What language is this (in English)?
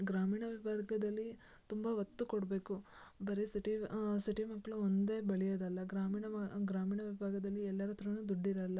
Kannada